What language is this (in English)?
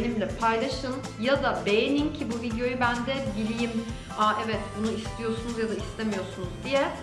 Turkish